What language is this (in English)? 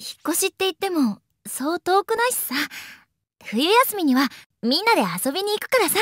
Japanese